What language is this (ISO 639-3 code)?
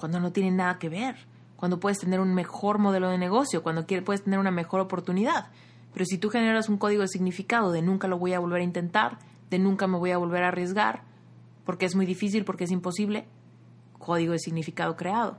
spa